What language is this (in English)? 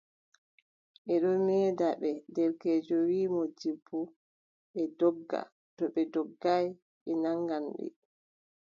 Adamawa Fulfulde